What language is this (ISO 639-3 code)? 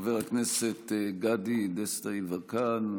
heb